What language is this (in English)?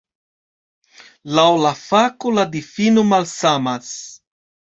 Esperanto